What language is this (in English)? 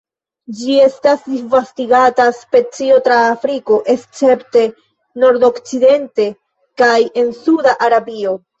Esperanto